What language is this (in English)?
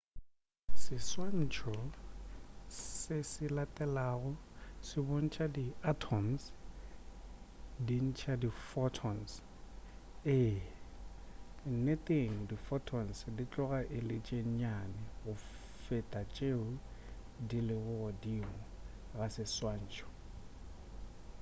Northern Sotho